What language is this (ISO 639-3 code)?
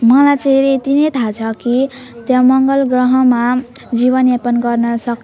nep